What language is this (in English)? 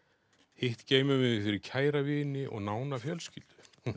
Icelandic